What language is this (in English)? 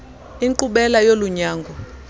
Xhosa